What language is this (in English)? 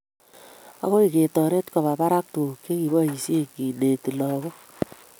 Kalenjin